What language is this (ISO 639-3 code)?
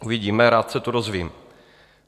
ces